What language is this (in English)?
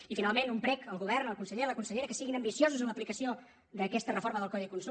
Catalan